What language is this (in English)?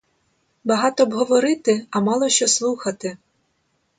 Ukrainian